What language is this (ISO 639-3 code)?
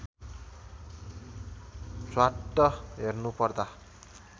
nep